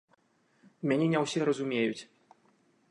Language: Belarusian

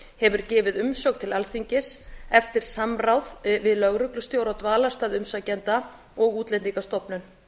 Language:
Icelandic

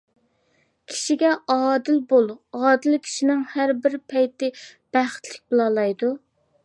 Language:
Uyghur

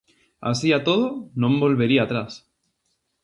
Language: Galician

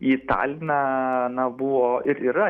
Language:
Lithuanian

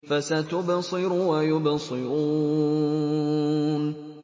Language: Arabic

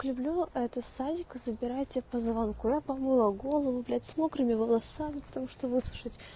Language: Russian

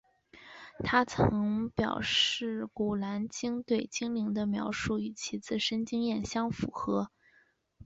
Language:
Chinese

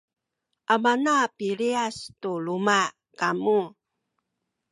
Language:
Sakizaya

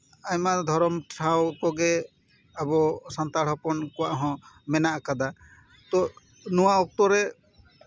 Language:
Santali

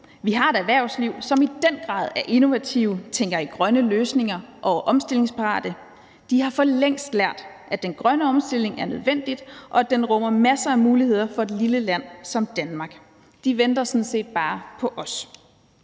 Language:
Danish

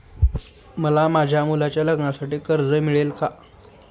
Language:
Marathi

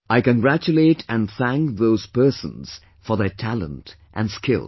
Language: English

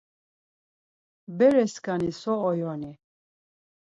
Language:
Laz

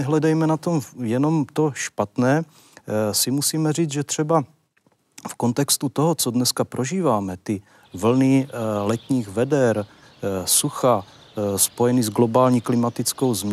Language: Czech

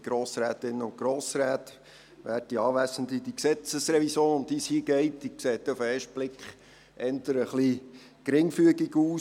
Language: Swiss German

